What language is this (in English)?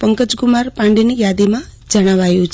Gujarati